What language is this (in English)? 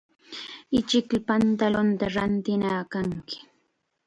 Chiquián Ancash Quechua